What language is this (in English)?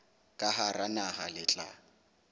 Southern Sotho